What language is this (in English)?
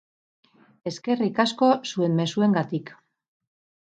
Basque